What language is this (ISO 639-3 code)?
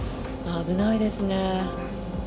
jpn